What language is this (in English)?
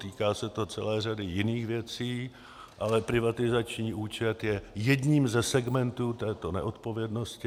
Czech